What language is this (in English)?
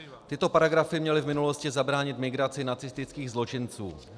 Czech